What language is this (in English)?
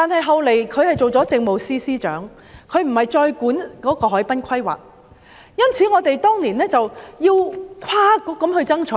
Cantonese